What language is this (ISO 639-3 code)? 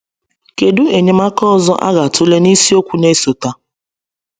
ibo